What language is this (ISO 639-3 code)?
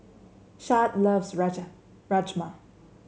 eng